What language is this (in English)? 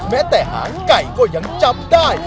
Thai